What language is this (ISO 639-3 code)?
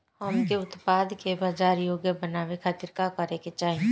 bho